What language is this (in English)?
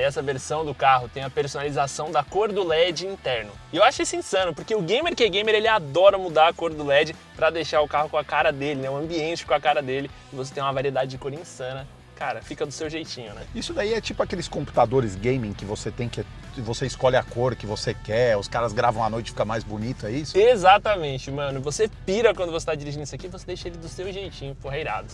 Portuguese